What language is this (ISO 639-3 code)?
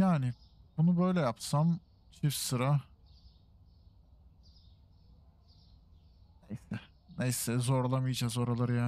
tur